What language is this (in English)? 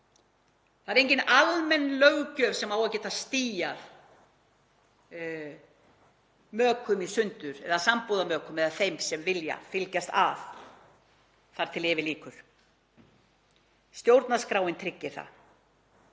Icelandic